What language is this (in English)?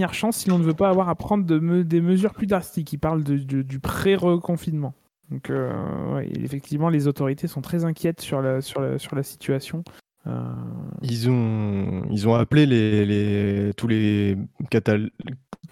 French